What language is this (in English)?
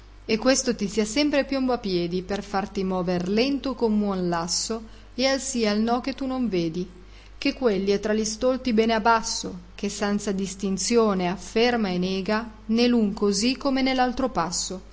Italian